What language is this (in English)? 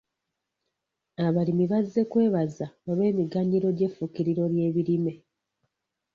Ganda